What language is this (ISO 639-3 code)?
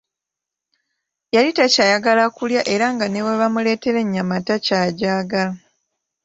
lug